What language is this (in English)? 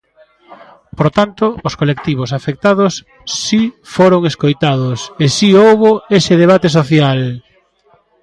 Galician